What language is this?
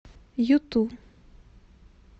Russian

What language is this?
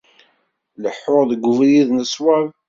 Kabyle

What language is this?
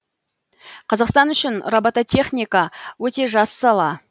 Kazakh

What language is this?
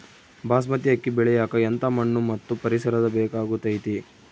Kannada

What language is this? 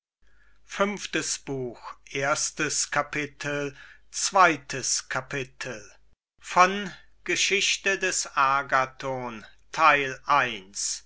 German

